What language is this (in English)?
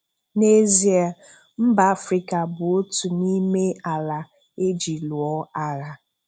Igbo